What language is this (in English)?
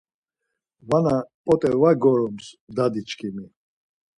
Laz